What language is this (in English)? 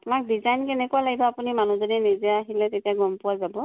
Assamese